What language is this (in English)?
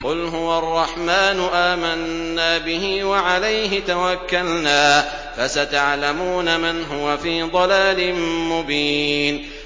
Arabic